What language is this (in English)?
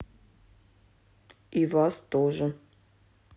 Russian